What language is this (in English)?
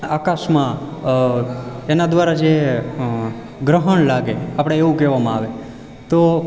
Gujarati